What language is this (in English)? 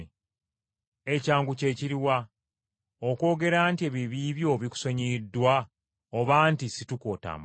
Ganda